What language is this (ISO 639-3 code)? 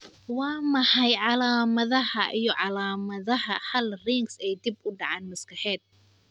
som